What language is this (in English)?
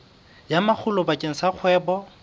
Southern Sotho